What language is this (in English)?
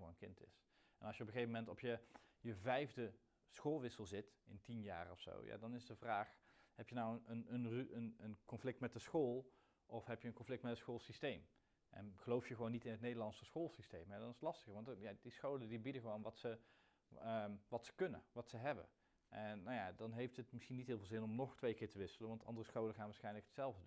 Dutch